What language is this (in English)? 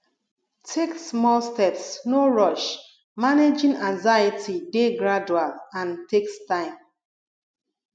Nigerian Pidgin